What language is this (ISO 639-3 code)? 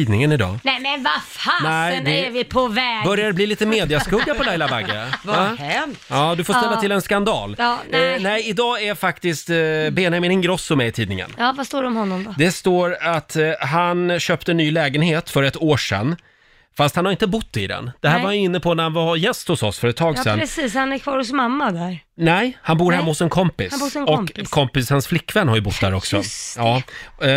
swe